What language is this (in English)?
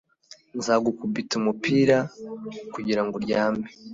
Kinyarwanda